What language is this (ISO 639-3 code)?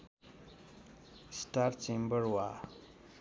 nep